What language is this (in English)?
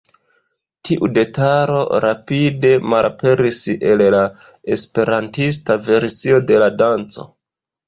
Esperanto